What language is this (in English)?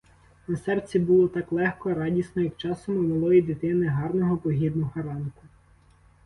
Ukrainian